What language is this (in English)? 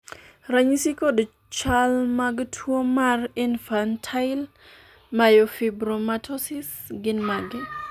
Luo (Kenya and Tanzania)